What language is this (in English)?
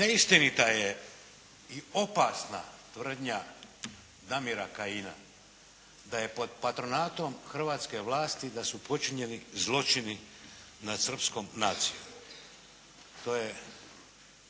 Croatian